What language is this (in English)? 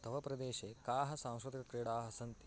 Sanskrit